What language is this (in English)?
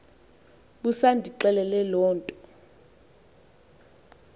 Xhosa